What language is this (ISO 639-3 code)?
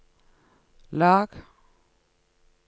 nor